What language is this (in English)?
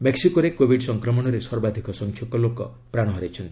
Odia